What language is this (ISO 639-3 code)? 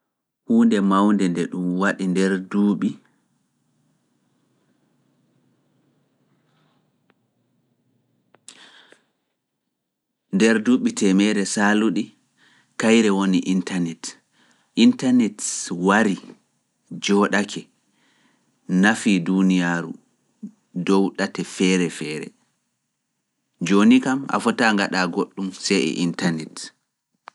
ful